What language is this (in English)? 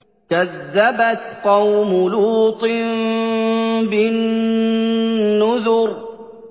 Arabic